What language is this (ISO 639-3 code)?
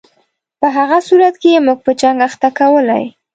pus